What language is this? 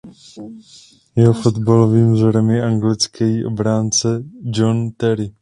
Czech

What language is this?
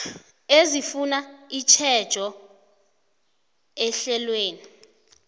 South Ndebele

